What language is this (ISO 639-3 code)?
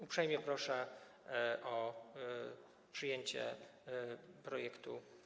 pol